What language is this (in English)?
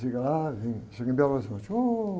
Portuguese